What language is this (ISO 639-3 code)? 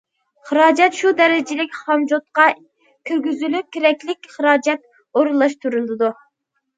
uig